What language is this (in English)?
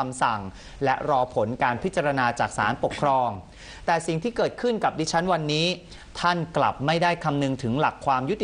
Thai